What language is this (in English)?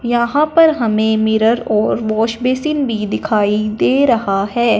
Hindi